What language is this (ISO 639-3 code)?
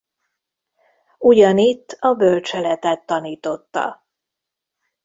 hun